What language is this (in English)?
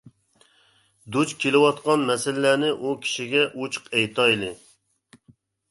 Uyghur